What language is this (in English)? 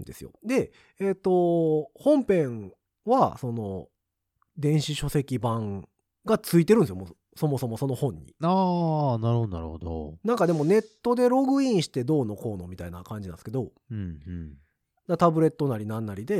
Japanese